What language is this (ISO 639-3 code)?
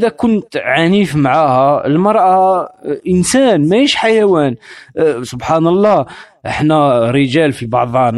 ara